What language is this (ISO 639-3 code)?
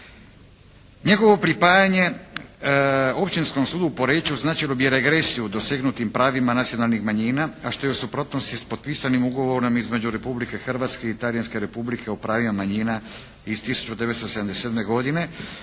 hrv